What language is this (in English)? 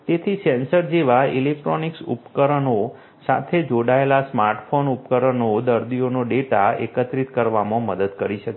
Gujarati